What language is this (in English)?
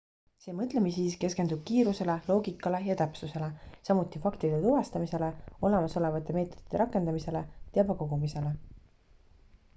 Estonian